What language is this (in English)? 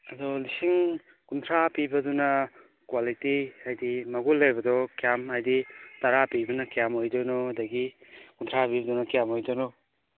Manipuri